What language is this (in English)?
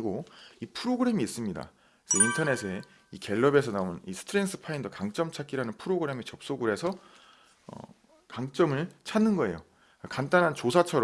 Korean